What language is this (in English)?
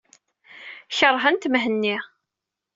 Kabyle